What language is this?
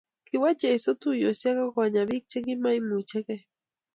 Kalenjin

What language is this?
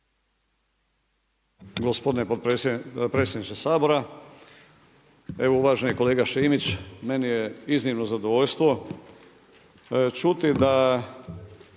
Croatian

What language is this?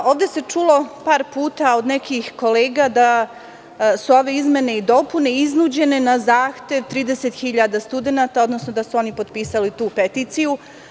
Serbian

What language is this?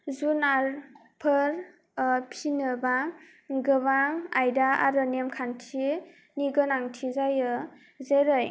Bodo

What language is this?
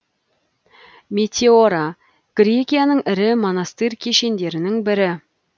Kazakh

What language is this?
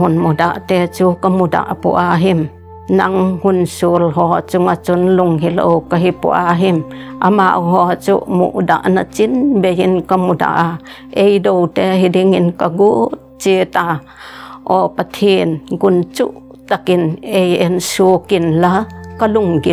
Thai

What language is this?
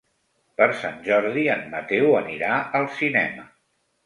Catalan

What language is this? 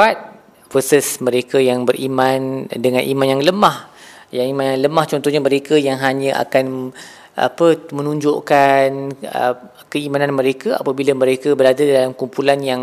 Malay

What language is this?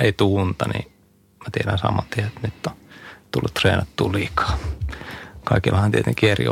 Finnish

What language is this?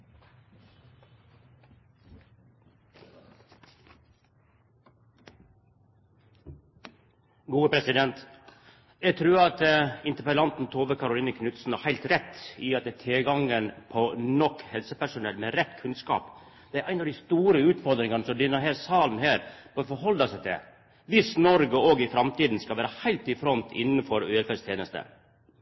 Norwegian Nynorsk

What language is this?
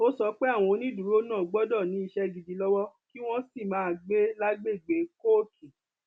Yoruba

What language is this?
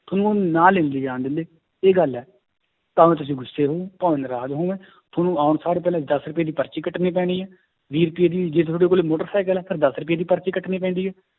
Punjabi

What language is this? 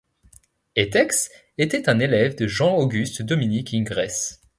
French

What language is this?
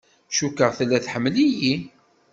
Kabyle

